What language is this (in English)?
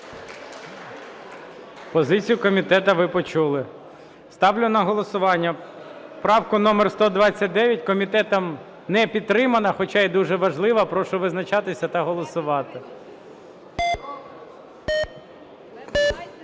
Ukrainian